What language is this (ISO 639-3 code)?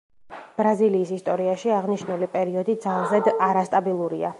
kat